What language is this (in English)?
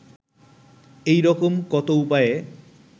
Bangla